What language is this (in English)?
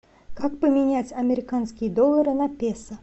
Russian